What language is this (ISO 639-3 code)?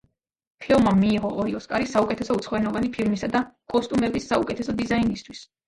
kat